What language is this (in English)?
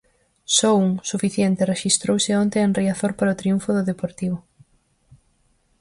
Galician